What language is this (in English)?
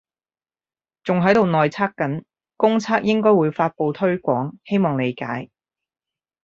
Cantonese